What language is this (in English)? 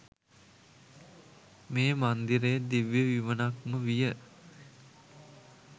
Sinhala